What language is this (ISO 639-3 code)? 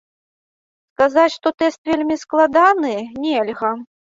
bel